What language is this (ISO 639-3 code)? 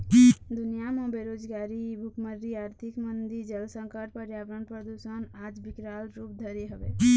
hne